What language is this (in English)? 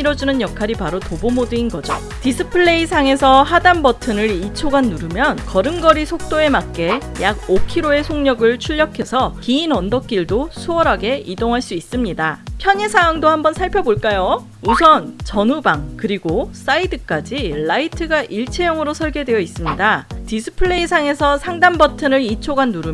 Korean